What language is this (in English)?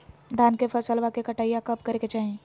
Magahi